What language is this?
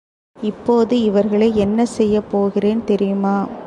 Tamil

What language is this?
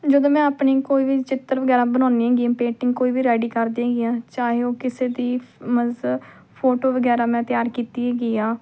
Punjabi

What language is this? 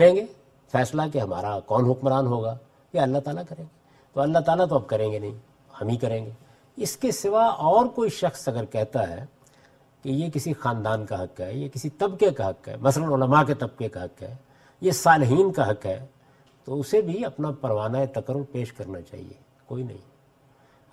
Urdu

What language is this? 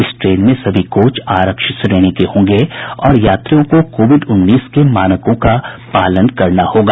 Hindi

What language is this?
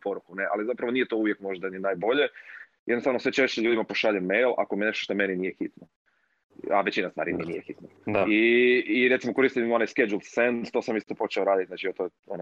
Croatian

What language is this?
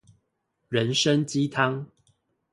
Chinese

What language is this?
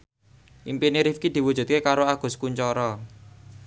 Javanese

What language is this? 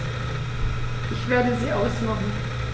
German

